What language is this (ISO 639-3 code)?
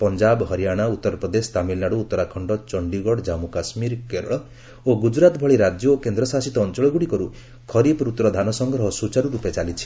ori